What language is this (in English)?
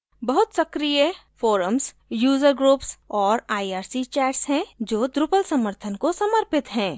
Hindi